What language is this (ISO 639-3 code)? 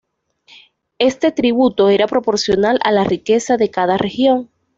spa